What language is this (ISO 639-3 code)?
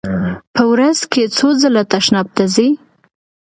pus